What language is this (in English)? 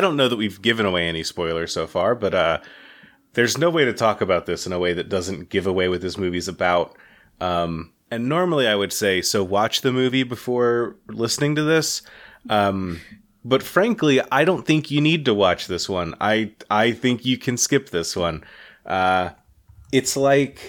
English